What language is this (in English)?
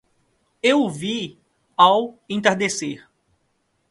Portuguese